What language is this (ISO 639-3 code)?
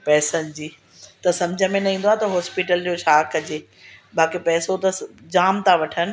snd